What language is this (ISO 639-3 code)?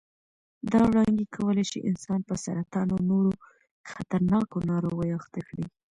pus